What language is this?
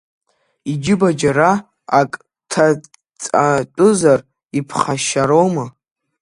Abkhazian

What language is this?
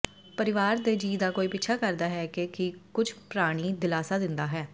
Punjabi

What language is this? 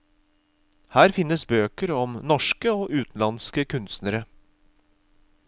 Norwegian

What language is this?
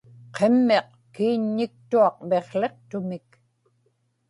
Inupiaq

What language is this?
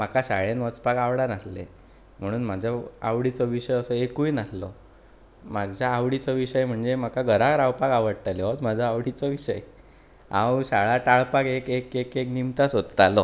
Konkani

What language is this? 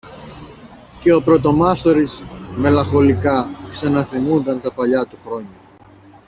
Greek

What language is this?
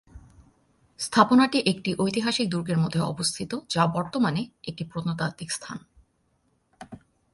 Bangla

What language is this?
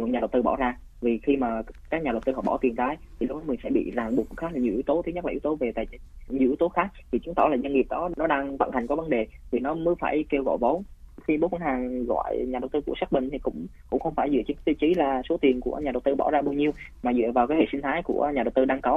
Vietnamese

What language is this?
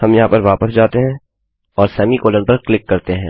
Hindi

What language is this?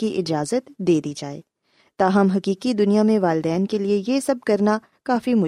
Urdu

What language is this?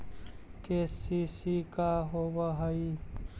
Magahi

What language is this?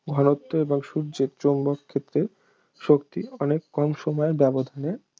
Bangla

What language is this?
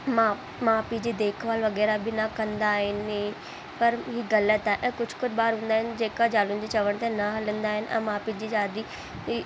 Sindhi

